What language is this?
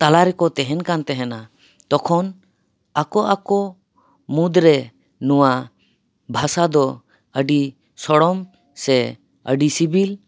Santali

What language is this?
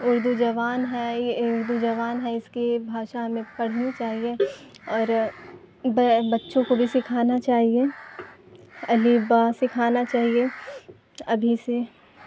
Urdu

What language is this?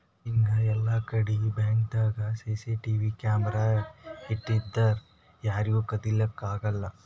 Kannada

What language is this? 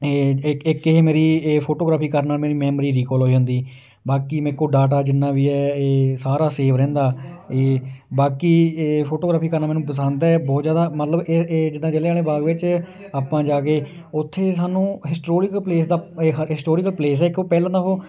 Punjabi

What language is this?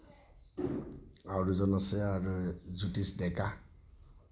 Assamese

